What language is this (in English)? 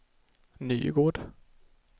Swedish